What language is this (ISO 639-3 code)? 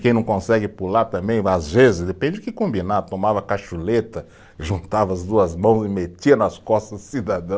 por